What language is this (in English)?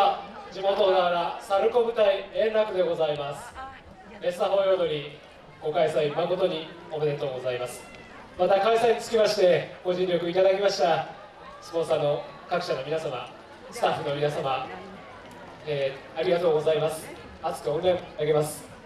Japanese